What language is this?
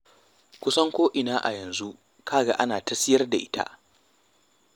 Hausa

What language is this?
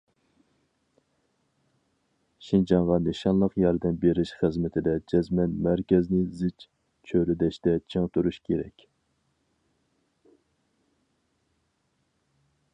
Uyghur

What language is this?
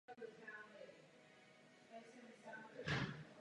Czech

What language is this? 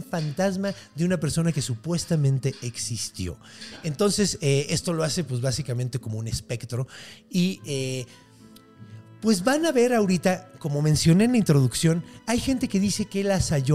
Spanish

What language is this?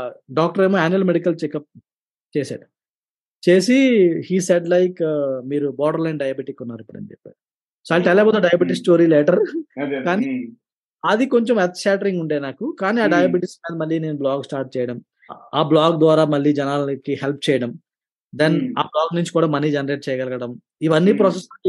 Telugu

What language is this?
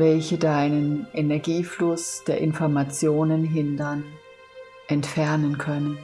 German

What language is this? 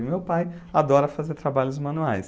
Portuguese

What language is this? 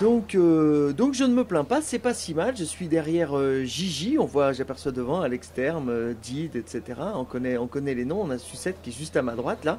French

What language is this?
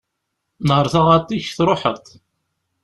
Kabyle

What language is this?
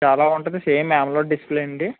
Telugu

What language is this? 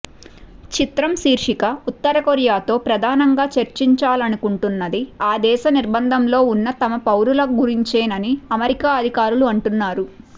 Telugu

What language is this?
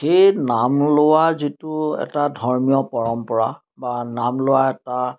Assamese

